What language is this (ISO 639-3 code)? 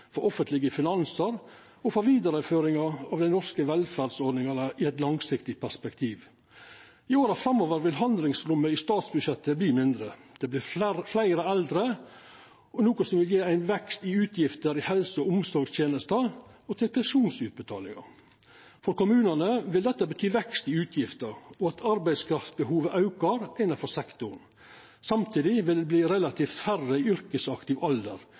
nno